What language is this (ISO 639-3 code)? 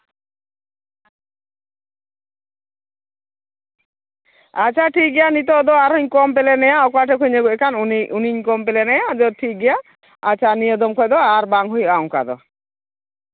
sat